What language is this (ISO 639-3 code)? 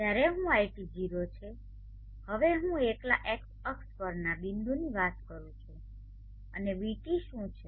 guj